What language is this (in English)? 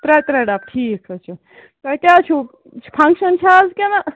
Kashmiri